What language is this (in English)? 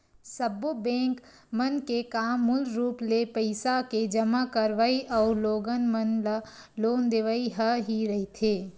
Chhattisgarhi